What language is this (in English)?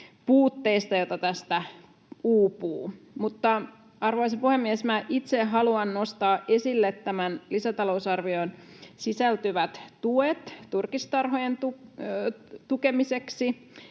Finnish